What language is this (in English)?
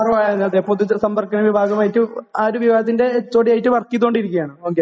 Malayalam